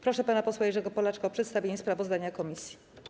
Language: Polish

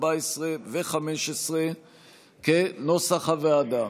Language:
Hebrew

